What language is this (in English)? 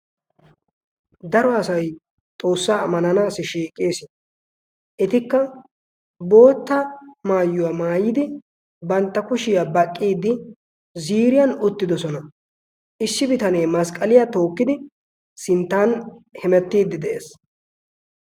Wolaytta